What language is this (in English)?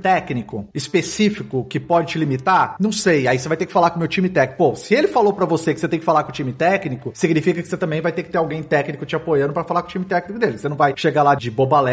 Portuguese